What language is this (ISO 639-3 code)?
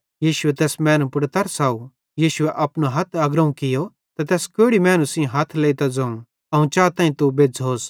bhd